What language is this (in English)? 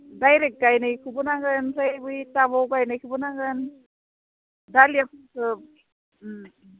Bodo